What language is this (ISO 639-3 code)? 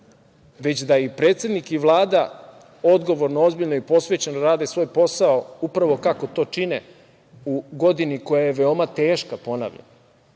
srp